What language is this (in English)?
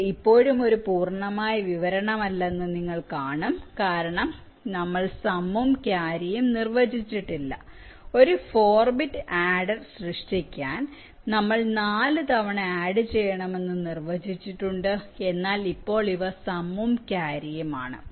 Malayalam